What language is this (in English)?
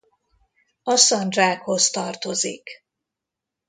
Hungarian